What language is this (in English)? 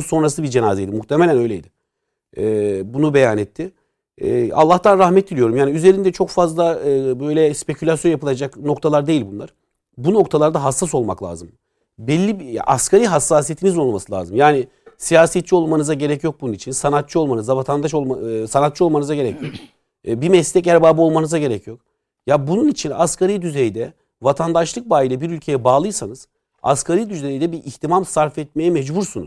Turkish